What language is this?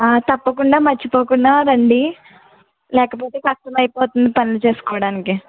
Telugu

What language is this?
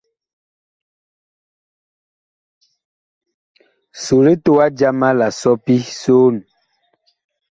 Bakoko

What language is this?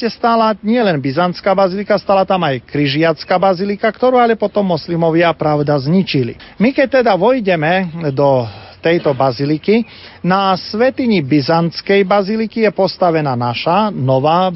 Slovak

